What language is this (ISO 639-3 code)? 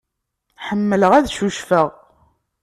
kab